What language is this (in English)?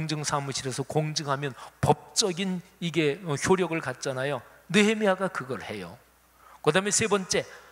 Korean